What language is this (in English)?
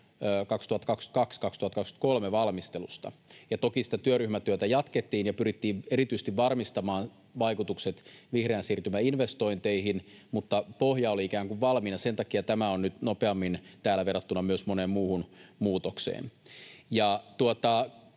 Finnish